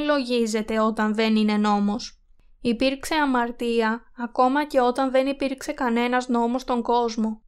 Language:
Greek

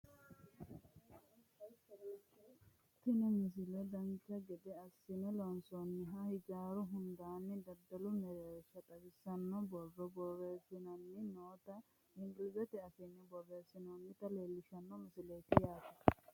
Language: Sidamo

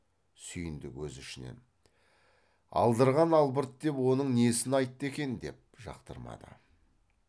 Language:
Kazakh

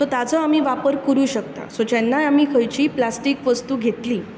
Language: Konkani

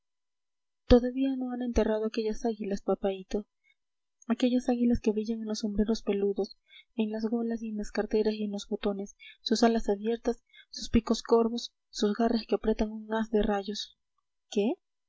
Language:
Spanish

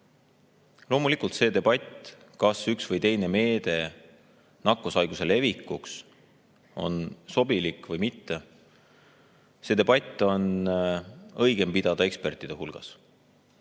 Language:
Estonian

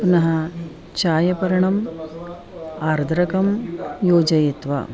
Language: Sanskrit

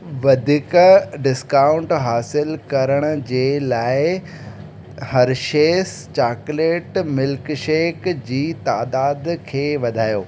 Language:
Sindhi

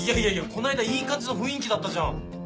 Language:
Japanese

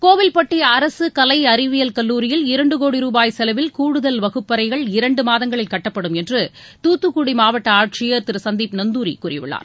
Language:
Tamil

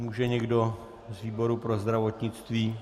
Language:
Czech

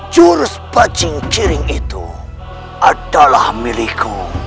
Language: Indonesian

